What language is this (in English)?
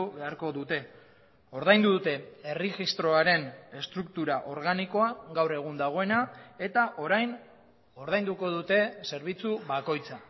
Basque